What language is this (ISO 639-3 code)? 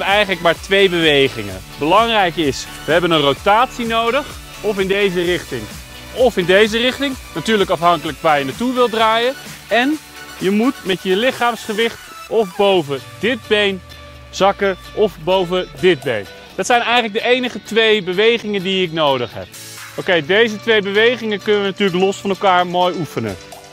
nld